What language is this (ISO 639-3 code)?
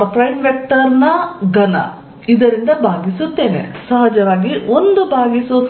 kan